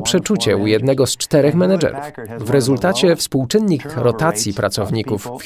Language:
Polish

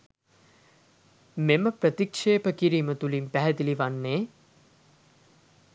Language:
Sinhala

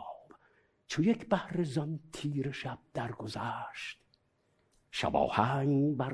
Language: Persian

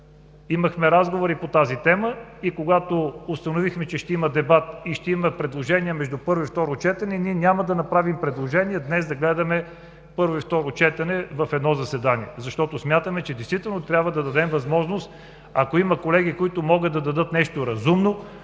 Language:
Bulgarian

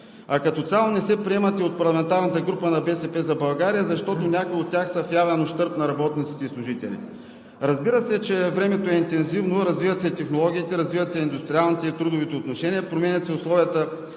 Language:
Bulgarian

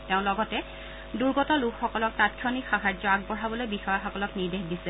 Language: Assamese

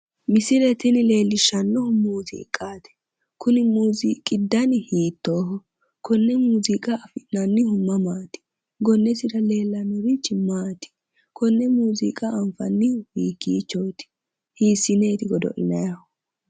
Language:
Sidamo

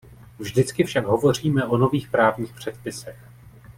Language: Czech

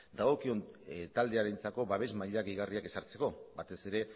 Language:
Basque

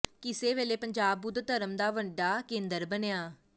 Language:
Punjabi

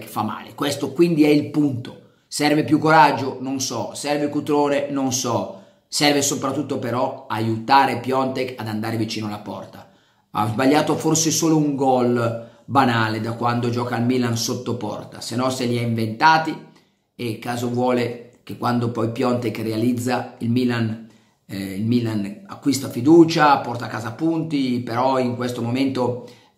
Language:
Italian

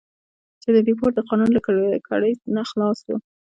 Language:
Pashto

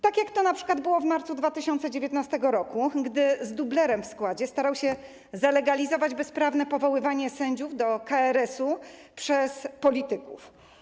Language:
Polish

